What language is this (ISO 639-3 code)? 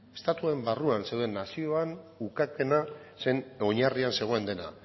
eus